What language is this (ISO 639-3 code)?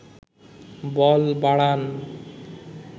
ben